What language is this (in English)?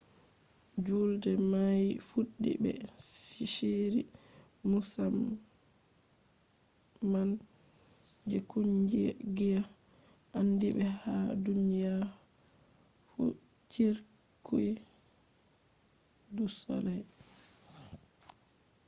Fula